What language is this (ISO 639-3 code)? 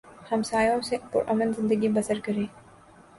urd